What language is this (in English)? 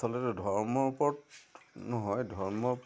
Assamese